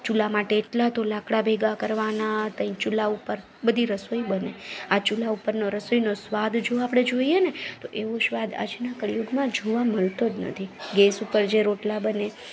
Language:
Gujarati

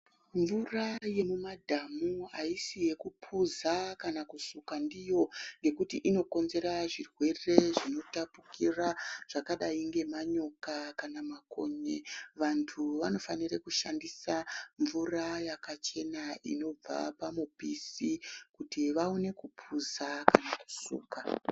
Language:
Ndau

